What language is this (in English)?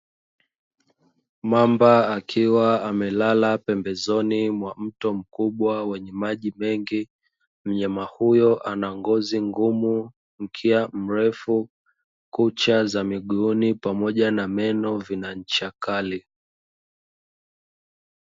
Swahili